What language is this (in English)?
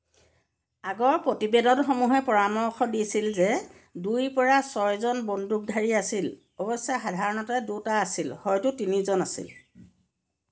Assamese